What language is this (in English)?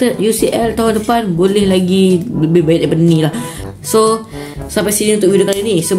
Malay